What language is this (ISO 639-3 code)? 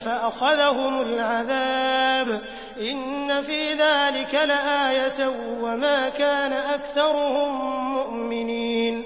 ara